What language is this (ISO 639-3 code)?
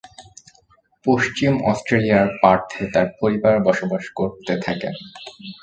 ben